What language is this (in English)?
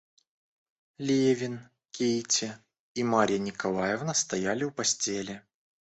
Russian